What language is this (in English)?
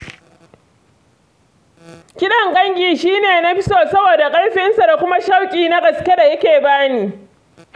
Hausa